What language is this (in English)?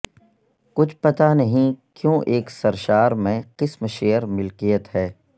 Urdu